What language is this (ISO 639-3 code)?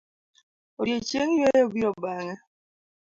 luo